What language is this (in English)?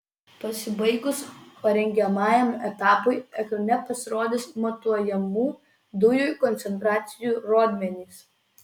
Lithuanian